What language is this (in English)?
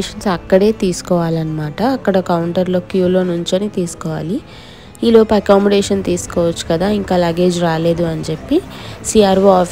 Telugu